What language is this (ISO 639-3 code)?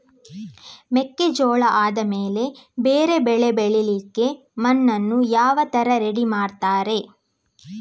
kan